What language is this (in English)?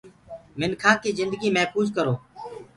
Gurgula